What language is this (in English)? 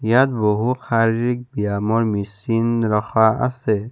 Assamese